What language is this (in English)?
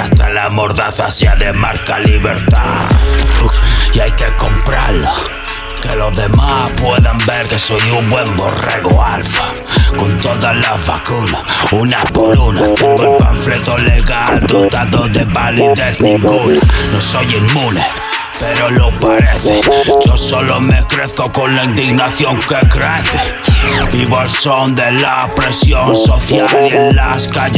Spanish